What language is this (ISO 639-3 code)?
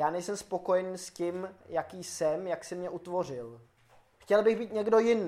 ces